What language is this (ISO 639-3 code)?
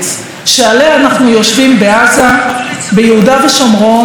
heb